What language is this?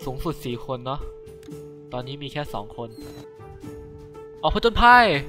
Thai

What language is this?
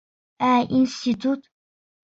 Bashkir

